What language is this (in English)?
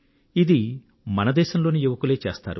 Telugu